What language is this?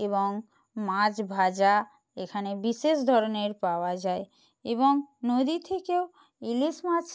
Bangla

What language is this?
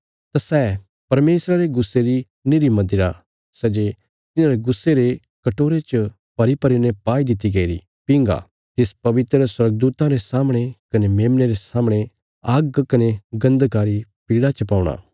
Bilaspuri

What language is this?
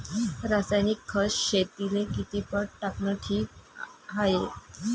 Marathi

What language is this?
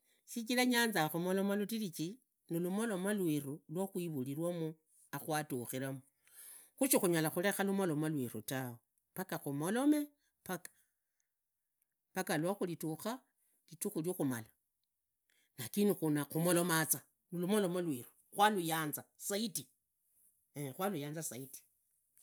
Idakho-Isukha-Tiriki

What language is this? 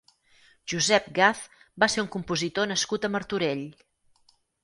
Catalan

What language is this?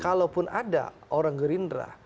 Indonesian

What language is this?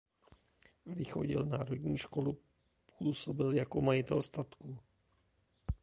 Czech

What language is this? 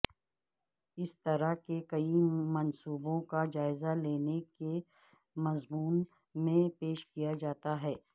Urdu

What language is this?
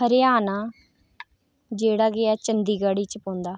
Dogri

